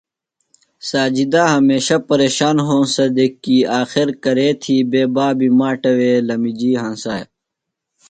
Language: Phalura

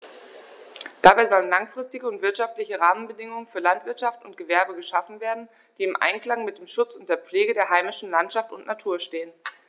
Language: German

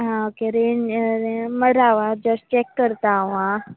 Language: Konkani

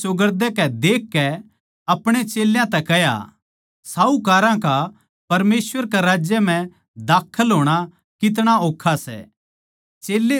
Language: Haryanvi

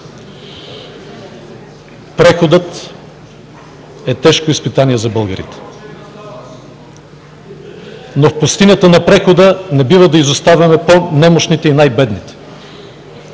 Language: Bulgarian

